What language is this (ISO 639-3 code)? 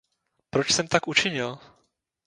ces